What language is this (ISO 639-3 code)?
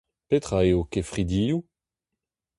bre